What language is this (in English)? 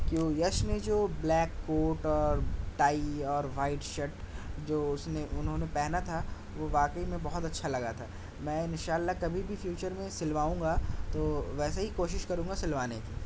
Urdu